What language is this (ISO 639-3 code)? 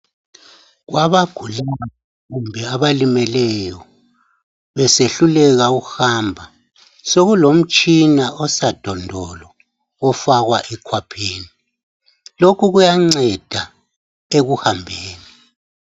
nde